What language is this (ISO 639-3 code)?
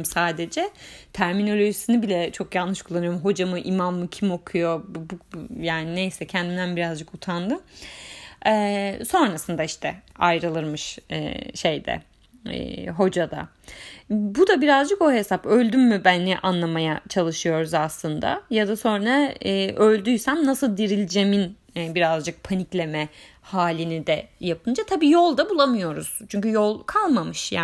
tur